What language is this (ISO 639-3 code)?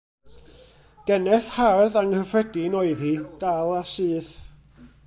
cym